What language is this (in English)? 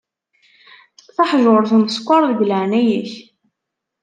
Kabyle